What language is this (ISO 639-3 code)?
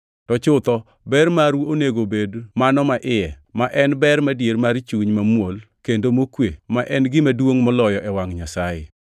luo